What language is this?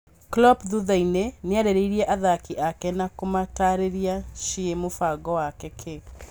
Kikuyu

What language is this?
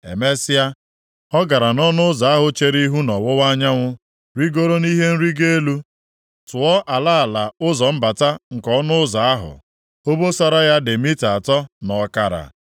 Igbo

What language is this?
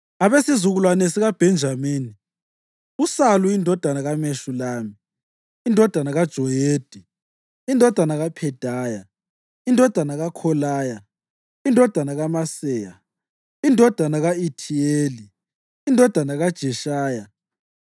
North Ndebele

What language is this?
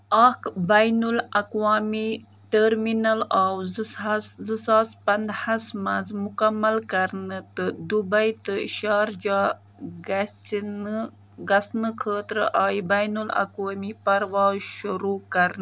Kashmiri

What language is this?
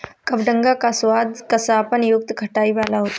Hindi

